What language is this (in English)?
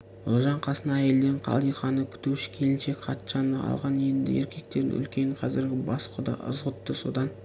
Kazakh